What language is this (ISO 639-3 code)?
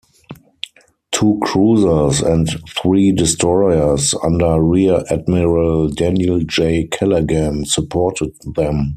eng